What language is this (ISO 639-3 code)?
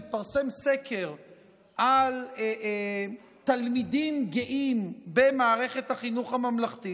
heb